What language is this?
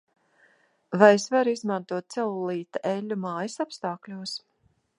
Latvian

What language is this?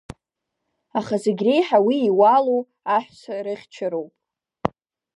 Abkhazian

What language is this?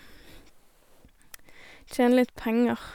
Norwegian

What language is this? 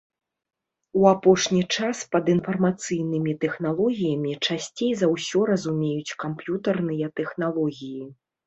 Belarusian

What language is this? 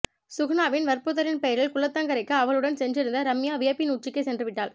Tamil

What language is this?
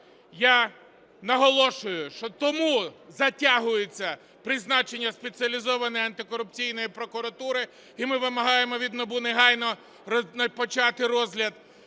Ukrainian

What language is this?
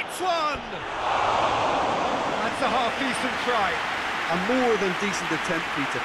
English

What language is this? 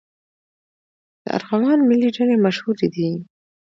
Pashto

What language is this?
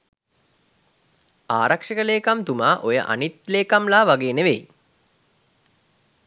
Sinhala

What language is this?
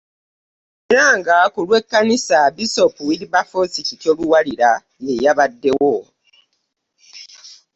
Ganda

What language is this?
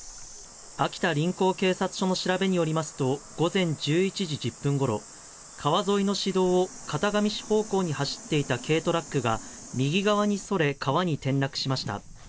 Japanese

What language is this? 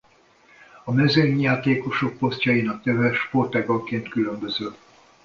Hungarian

